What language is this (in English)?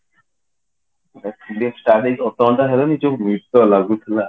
Odia